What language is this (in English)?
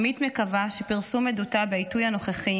Hebrew